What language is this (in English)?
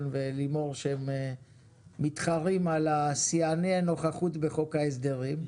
Hebrew